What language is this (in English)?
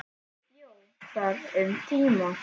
Icelandic